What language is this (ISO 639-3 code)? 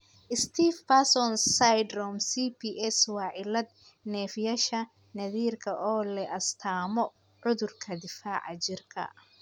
som